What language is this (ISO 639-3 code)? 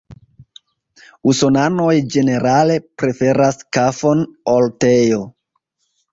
epo